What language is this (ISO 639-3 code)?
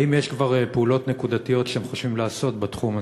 heb